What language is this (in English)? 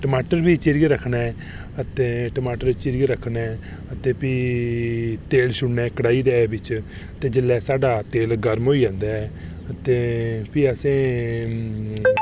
Dogri